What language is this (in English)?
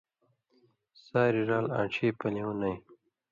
Indus Kohistani